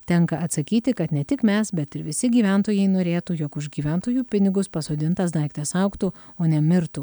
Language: Lithuanian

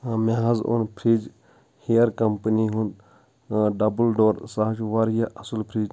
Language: Kashmiri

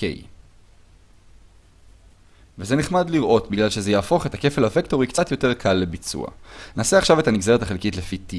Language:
Hebrew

